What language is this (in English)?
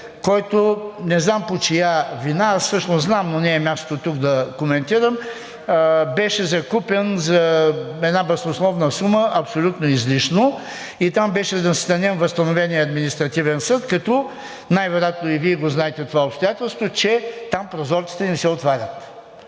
Bulgarian